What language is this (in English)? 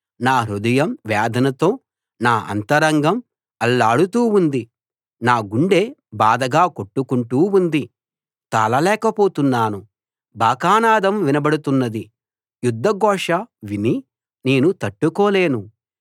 Telugu